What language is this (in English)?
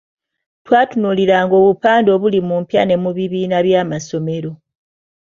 Ganda